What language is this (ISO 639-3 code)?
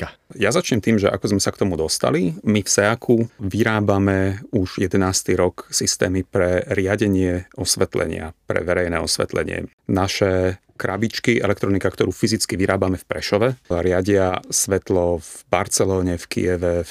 slk